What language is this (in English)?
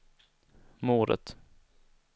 Swedish